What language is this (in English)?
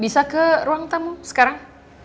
Indonesian